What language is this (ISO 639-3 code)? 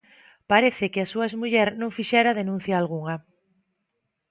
glg